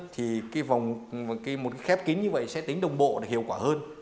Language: Vietnamese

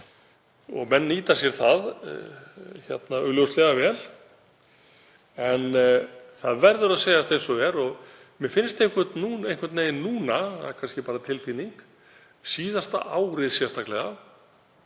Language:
Icelandic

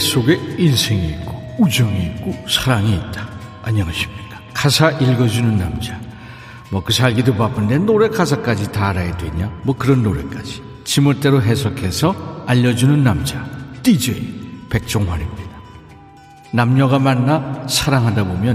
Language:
Korean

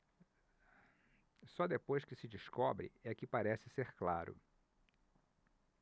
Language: Portuguese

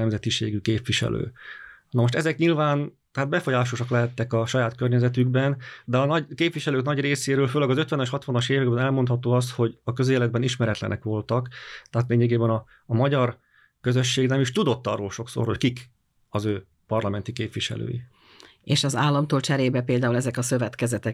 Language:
Hungarian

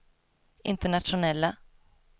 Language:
Swedish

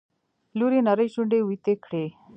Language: Pashto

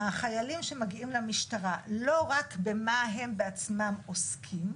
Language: Hebrew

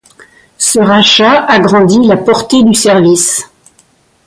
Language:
French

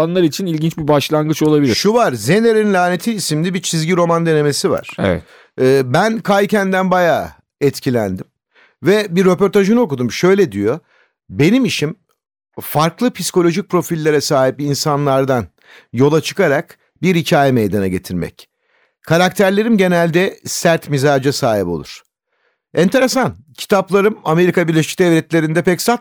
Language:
Turkish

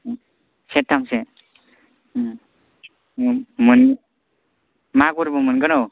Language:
Bodo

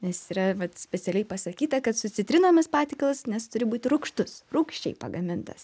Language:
Lithuanian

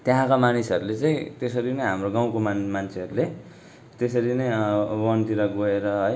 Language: Nepali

